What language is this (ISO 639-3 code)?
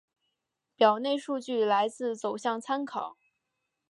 zho